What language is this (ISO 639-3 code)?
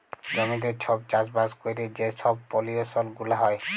ben